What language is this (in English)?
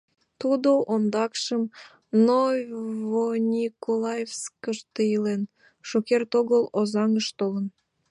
Mari